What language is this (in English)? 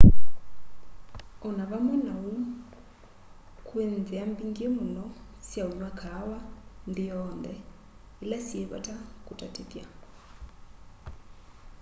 Kamba